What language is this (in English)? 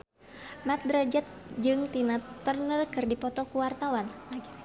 Sundanese